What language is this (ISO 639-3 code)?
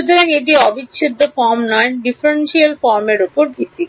ben